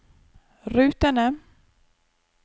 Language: Norwegian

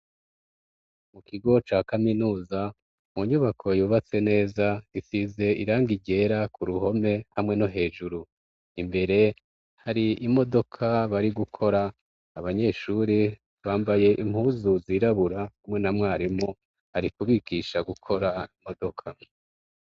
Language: Rundi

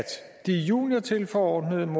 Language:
Danish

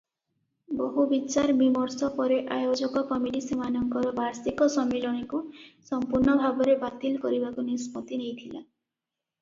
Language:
Odia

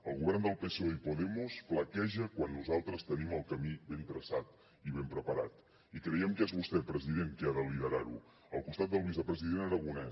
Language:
Catalan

